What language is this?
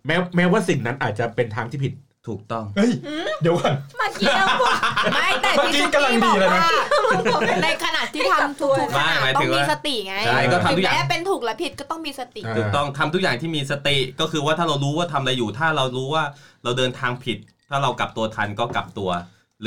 Thai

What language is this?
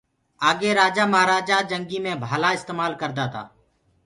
Gurgula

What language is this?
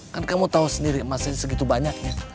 Indonesian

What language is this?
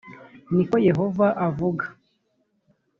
Kinyarwanda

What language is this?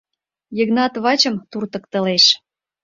Mari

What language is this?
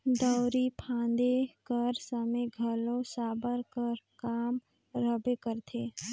Chhattisgarhi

